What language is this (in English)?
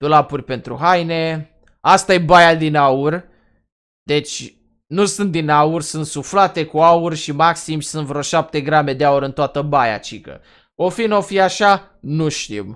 Romanian